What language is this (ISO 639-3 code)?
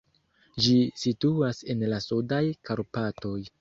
epo